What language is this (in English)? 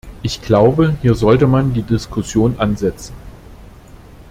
German